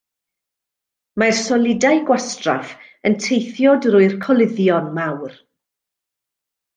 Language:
Welsh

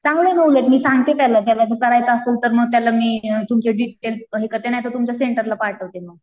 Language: Marathi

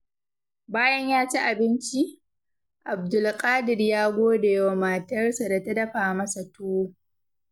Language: Hausa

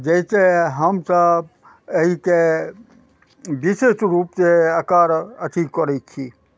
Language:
Maithili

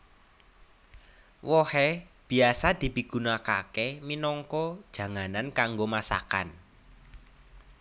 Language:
Javanese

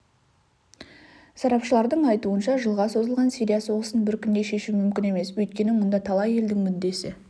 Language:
Kazakh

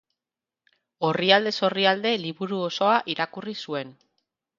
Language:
Basque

